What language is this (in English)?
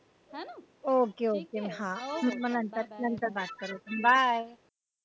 Marathi